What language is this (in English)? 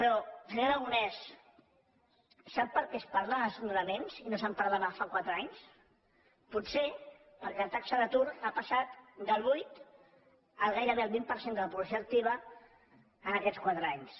Catalan